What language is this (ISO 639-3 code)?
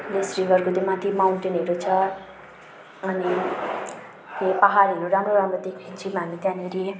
nep